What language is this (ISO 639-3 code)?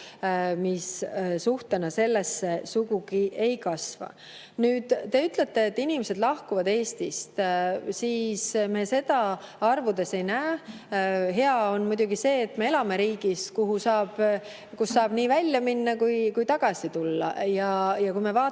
est